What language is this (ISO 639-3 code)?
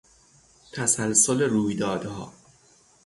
fas